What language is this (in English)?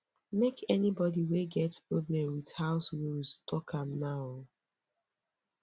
Nigerian Pidgin